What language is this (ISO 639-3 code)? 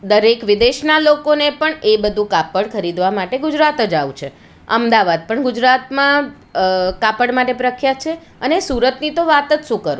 guj